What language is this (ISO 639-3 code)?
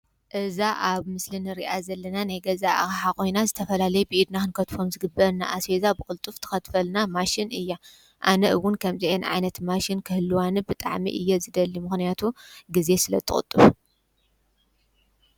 tir